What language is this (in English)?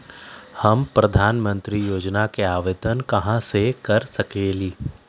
Magahi